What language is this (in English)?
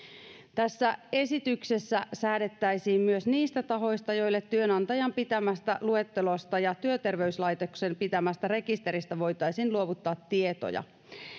Finnish